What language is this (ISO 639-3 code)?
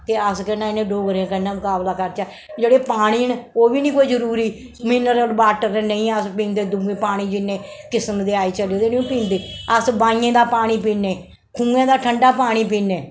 doi